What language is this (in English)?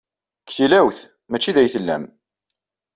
Kabyle